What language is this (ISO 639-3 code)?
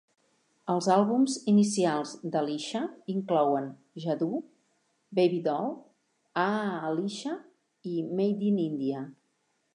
cat